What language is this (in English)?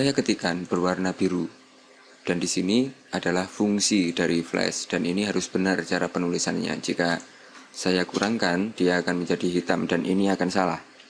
Indonesian